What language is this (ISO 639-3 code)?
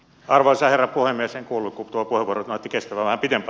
fin